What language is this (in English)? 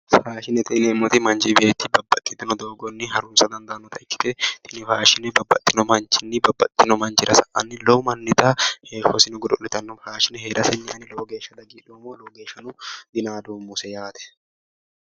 Sidamo